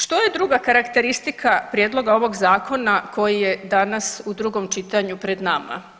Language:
Croatian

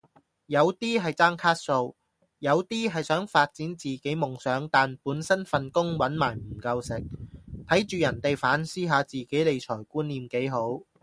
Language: Cantonese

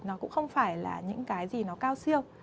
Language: Vietnamese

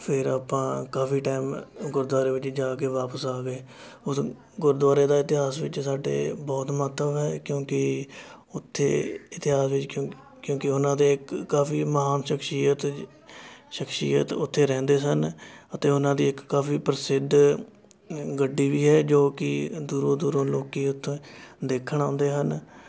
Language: Punjabi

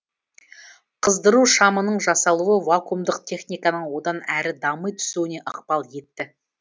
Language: Kazakh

